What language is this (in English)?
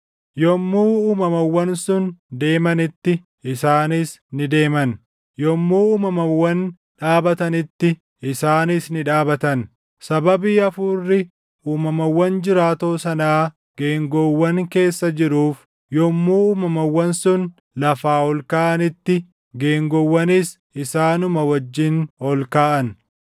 Oromo